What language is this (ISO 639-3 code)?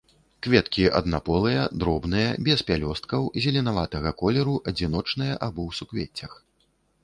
bel